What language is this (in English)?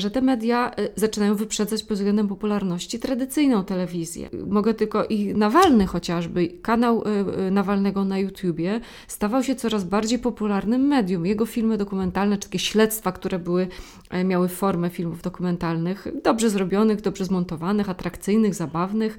Polish